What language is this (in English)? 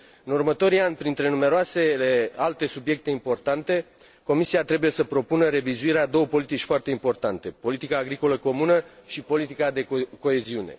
Romanian